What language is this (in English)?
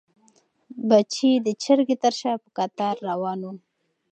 Pashto